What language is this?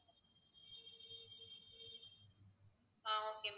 Tamil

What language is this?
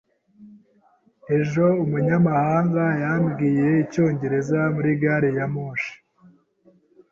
Kinyarwanda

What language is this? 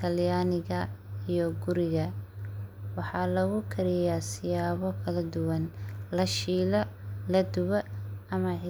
Somali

